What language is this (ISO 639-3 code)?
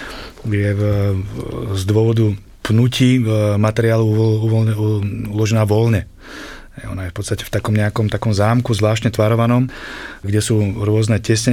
slk